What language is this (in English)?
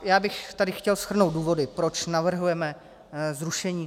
Czech